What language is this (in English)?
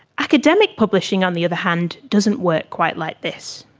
English